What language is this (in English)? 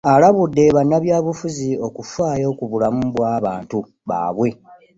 Ganda